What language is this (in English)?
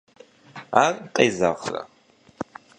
Kabardian